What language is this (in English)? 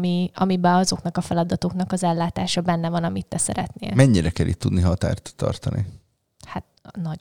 Hungarian